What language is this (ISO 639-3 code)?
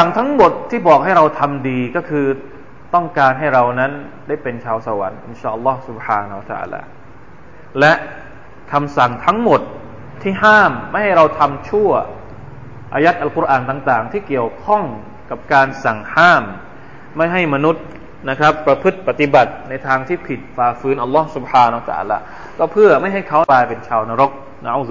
tha